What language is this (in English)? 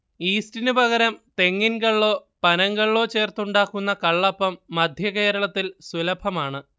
Malayalam